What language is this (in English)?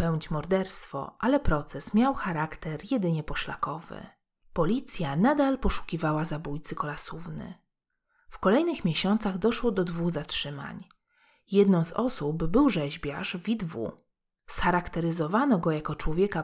Polish